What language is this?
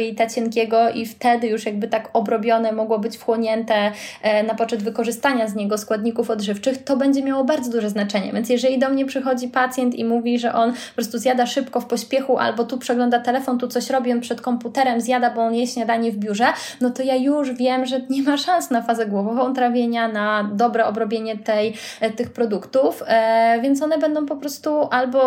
Polish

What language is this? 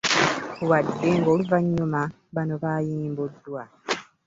Ganda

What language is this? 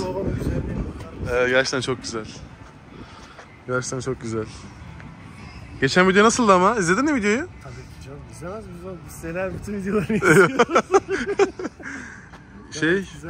Turkish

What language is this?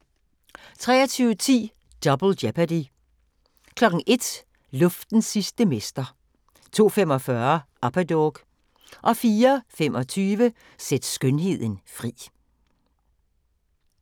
Danish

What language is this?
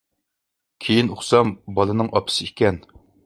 Uyghur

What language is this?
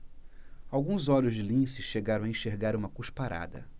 Portuguese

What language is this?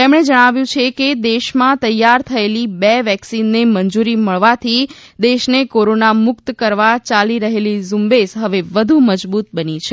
Gujarati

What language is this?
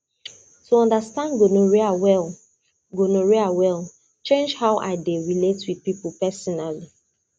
Nigerian Pidgin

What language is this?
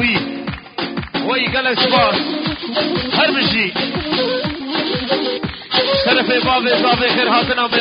Arabic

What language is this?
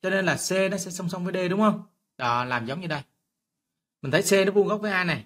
Vietnamese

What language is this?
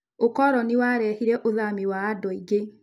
Kikuyu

